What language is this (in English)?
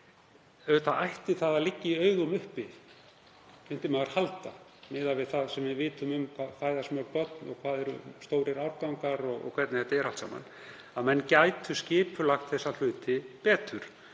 Icelandic